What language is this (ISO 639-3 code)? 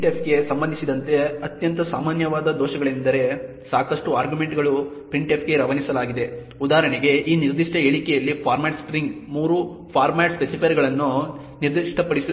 kan